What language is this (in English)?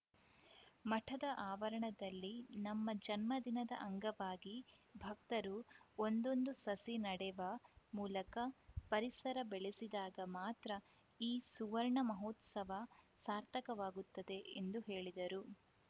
Kannada